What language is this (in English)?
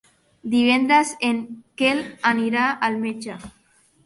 Catalan